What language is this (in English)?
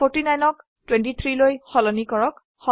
Assamese